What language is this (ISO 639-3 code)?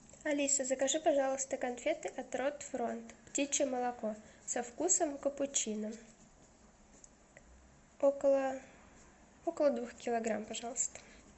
rus